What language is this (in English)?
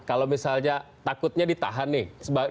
Indonesian